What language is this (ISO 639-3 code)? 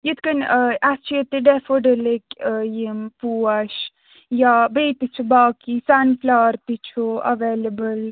kas